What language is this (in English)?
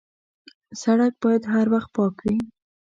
Pashto